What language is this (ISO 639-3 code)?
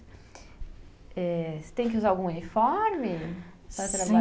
por